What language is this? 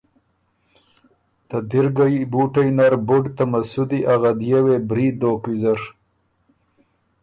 Ormuri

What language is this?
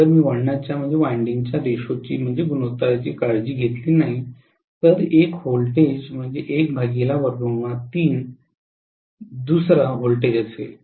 Marathi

